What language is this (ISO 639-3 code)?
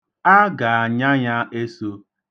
ibo